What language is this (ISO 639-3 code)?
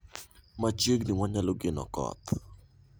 luo